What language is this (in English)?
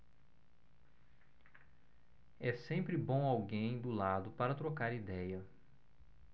Portuguese